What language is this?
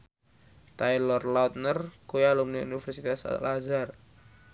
Javanese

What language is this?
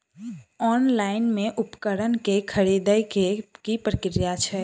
Maithili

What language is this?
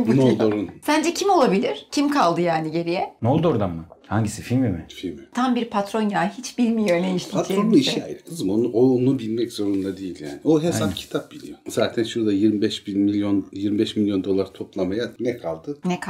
Turkish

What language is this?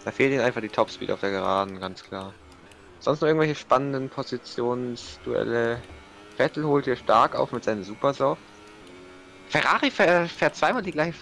German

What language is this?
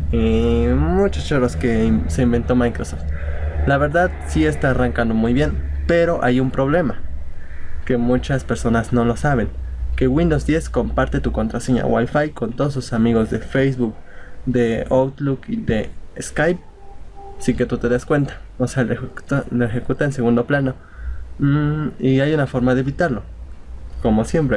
Spanish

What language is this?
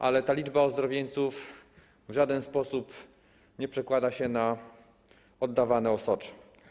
Polish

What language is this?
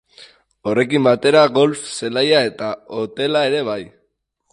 Basque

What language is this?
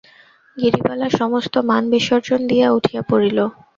Bangla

